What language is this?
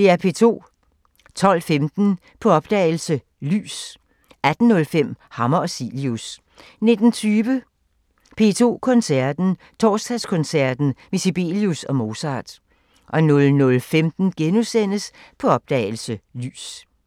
Danish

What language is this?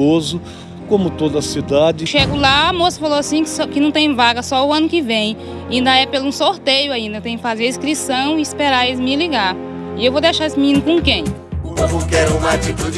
Portuguese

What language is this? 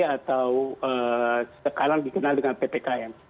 Indonesian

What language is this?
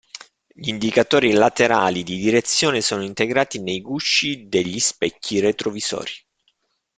Italian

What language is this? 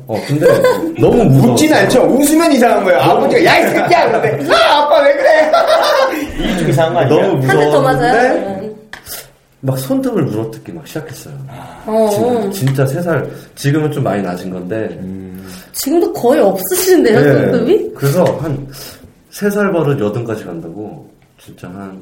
Korean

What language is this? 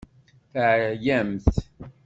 Kabyle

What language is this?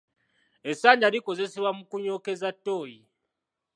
Ganda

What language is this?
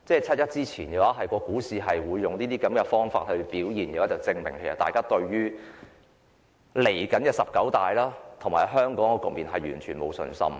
Cantonese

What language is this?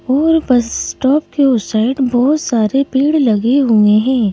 Hindi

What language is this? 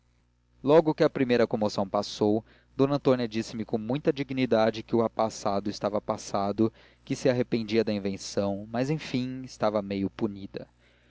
Portuguese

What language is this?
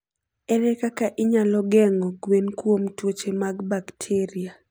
Luo (Kenya and Tanzania)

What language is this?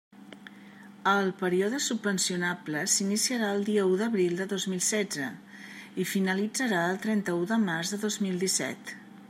Catalan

